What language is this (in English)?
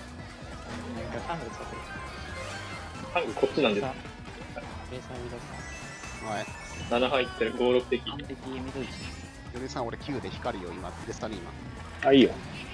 Japanese